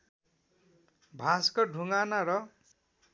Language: Nepali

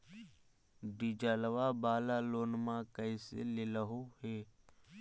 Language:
Magahi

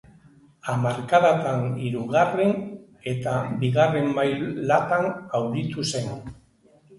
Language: Basque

